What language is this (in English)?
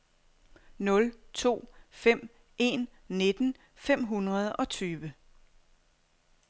Danish